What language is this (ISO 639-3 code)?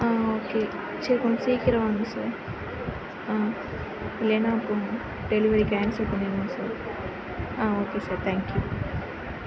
tam